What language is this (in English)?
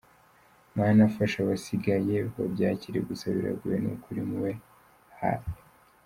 Kinyarwanda